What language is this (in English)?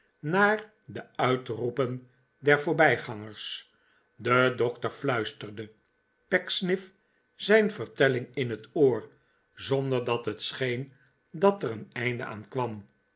Dutch